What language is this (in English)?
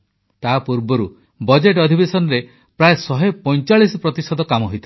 Odia